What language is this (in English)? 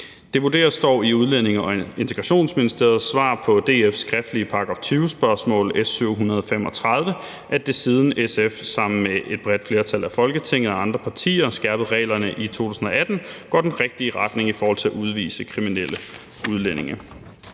Danish